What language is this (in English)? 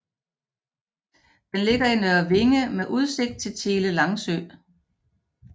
Danish